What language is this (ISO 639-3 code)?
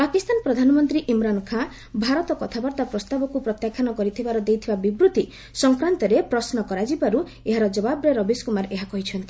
ori